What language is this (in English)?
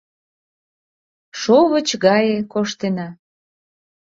Mari